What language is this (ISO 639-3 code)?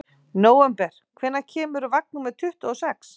isl